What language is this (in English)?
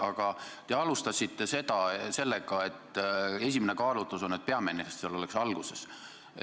Estonian